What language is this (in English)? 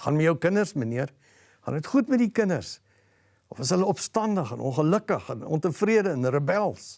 Dutch